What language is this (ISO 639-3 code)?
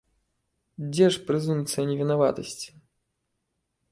bel